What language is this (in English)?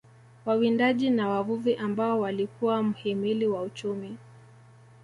Swahili